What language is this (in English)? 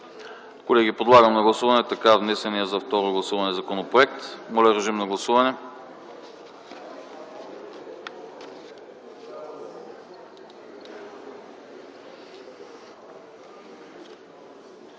Bulgarian